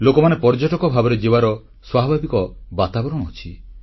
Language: Odia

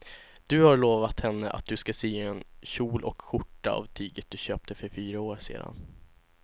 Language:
Swedish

